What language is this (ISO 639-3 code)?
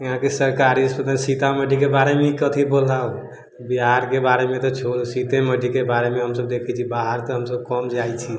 mai